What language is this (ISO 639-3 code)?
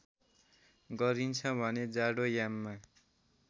nep